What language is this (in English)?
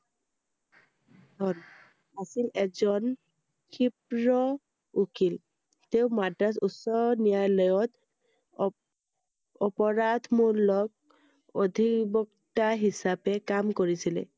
Assamese